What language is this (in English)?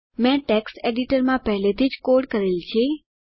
Gujarati